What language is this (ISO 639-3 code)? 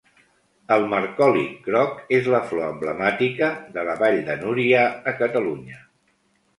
cat